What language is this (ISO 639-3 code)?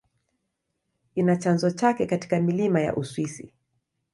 swa